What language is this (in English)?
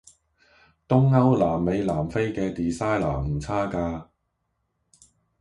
Cantonese